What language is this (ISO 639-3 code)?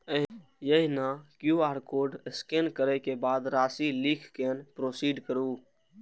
mai